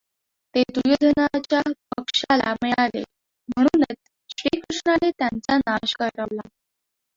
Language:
Marathi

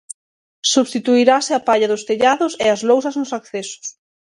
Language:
Galician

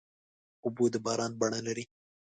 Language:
Pashto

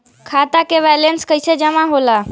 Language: Bhojpuri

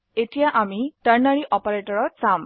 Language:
Assamese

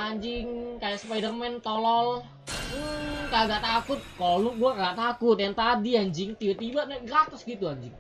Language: Indonesian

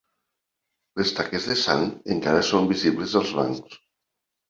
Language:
Catalan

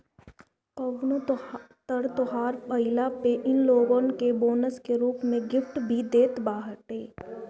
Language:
Bhojpuri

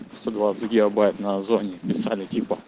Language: Russian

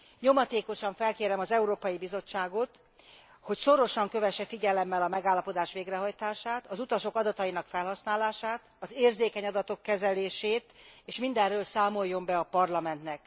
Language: Hungarian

